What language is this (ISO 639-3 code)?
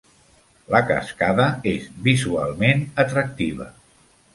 cat